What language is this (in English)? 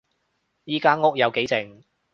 Cantonese